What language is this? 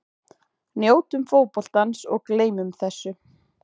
Icelandic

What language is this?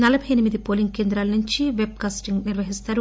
Telugu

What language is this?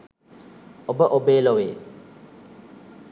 Sinhala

